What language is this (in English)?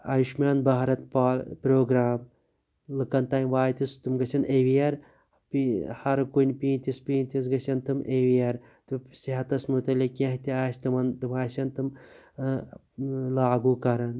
Kashmiri